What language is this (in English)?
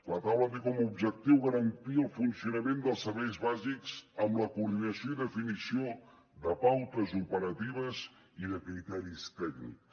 Catalan